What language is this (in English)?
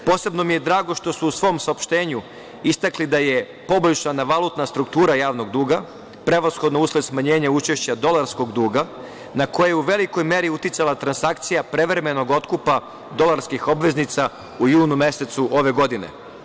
Serbian